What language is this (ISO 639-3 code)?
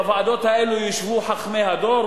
heb